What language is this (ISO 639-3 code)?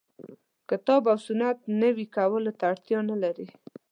pus